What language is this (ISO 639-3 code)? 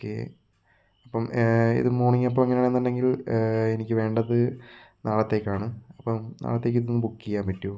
mal